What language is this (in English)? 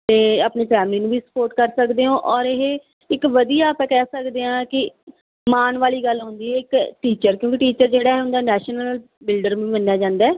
Punjabi